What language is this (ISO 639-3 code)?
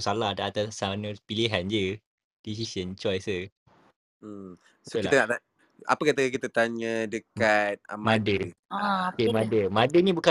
msa